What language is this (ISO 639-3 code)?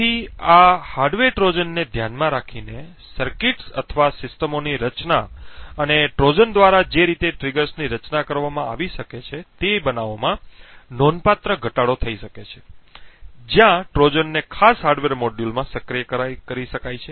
guj